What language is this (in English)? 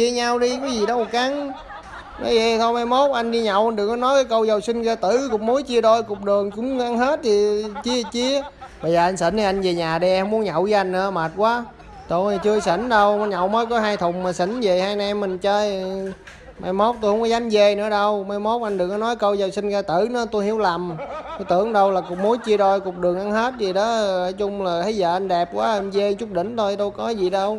Vietnamese